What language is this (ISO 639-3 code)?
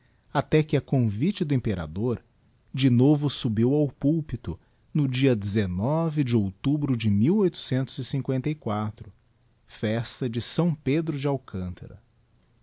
por